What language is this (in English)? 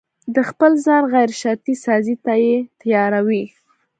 Pashto